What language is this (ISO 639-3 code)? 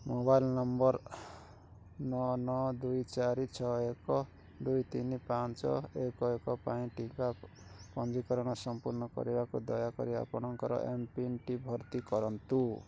ori